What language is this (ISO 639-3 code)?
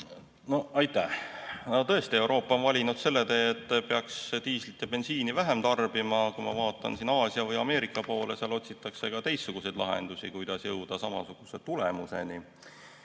est